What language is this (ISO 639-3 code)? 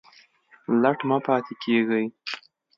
pus